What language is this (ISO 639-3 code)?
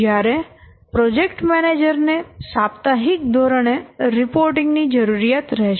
guj